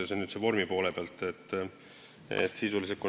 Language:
Estonian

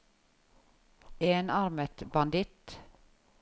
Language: Norwegian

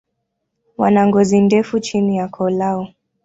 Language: Swahili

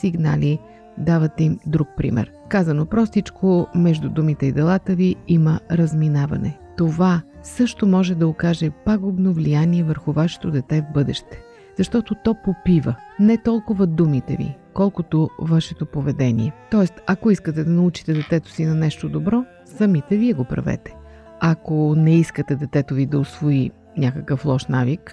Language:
Bulgarian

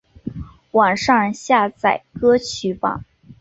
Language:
Chinese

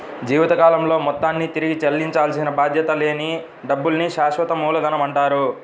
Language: Telugu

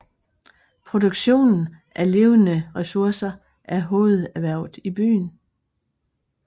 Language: Danish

